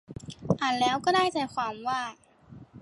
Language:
Thai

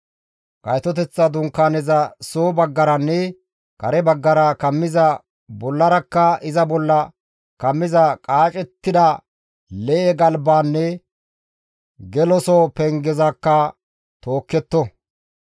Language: Gamo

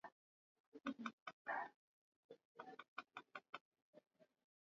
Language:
Swahili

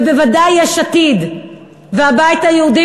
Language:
Hebrew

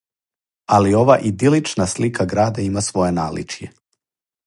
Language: Serbian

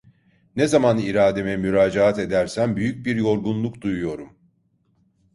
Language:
Turkish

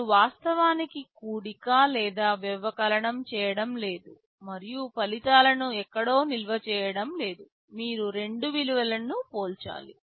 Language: Telugu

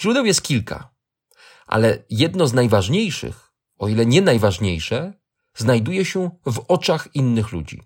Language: Polish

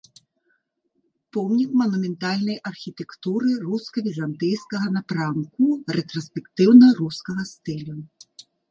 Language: Belarusian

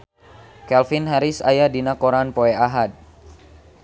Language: Sundanese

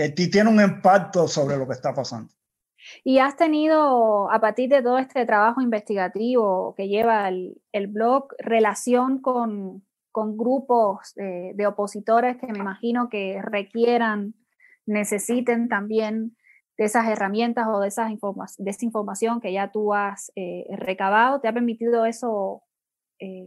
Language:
Spanish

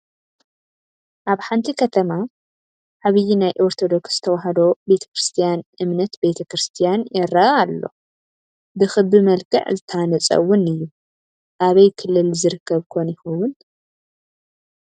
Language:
Tigrinya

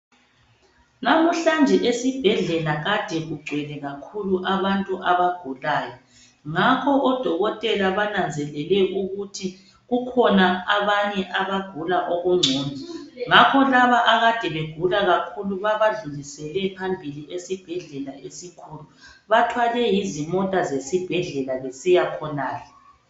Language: North Ndebele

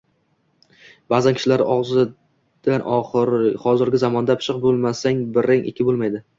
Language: Uzbek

